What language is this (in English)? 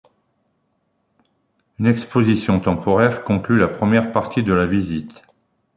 French